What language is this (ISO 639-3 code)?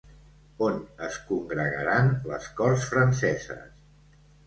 cat